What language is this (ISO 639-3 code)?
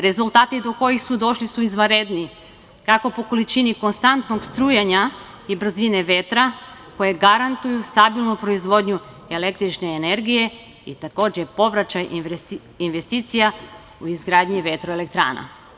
srp